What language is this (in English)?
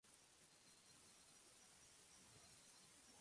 Spanish